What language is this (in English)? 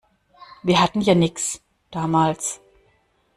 German